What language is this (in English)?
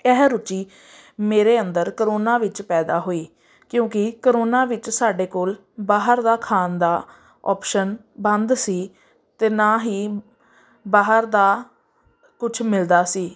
Punjabi